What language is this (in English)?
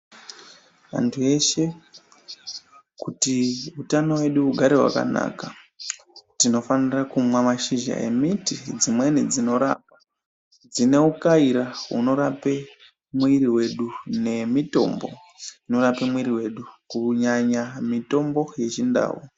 Ndau